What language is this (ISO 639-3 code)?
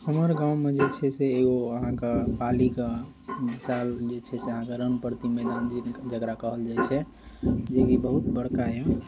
mai